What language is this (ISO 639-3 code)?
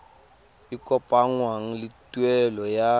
tsn